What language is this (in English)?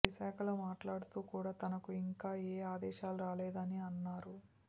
Telugu